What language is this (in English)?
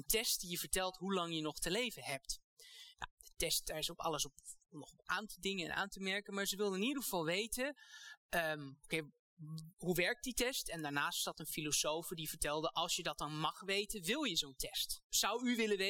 Dutch